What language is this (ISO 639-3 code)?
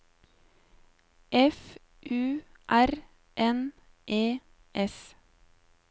nor